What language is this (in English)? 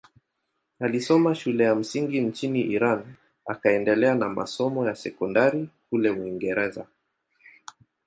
Swahili